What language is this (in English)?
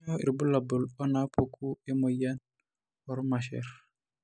Masai